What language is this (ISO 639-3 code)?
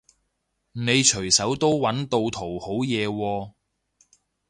yue